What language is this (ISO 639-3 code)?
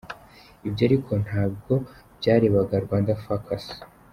kin